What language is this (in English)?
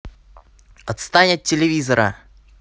Russian